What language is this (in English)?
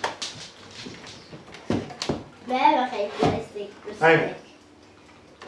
Dutch